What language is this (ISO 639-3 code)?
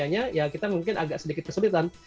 ind